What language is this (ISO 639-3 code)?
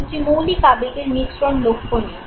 ben